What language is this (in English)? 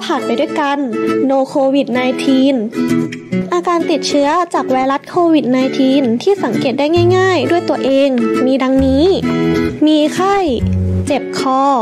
Thai